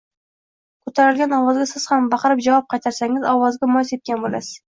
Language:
Uzbek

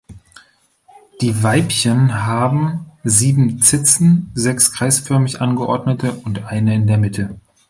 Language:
German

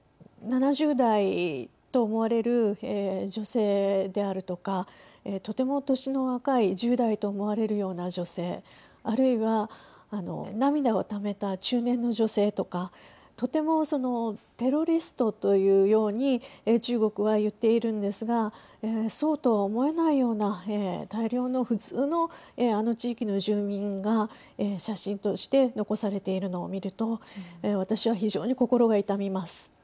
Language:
Japanese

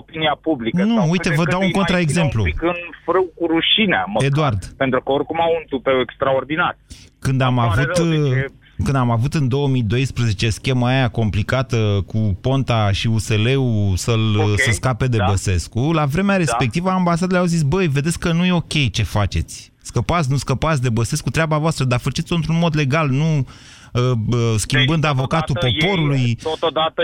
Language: Romanian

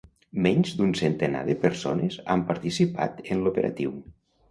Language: Catalan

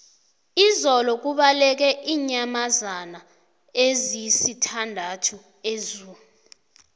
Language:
South Ndebele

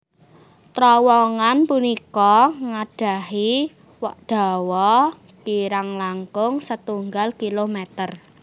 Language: Javanese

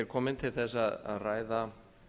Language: Icelandic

